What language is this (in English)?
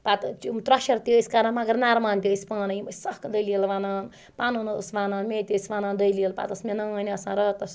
Kashmiri